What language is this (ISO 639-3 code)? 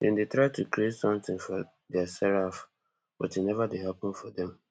pcm